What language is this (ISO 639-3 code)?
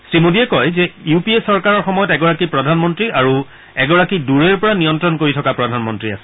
asm